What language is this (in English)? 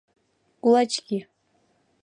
Mari